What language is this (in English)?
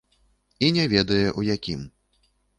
Belarusian